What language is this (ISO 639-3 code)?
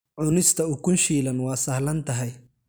som